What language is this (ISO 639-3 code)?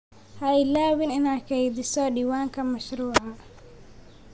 som